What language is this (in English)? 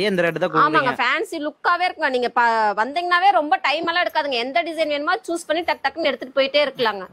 Tamil